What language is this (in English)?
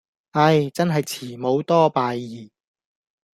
Cantonese